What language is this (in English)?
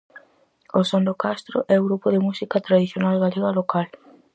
Galician